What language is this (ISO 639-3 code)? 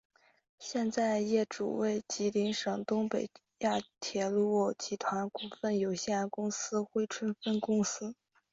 zho